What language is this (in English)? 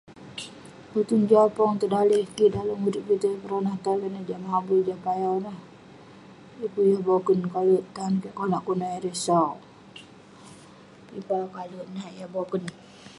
Western Penan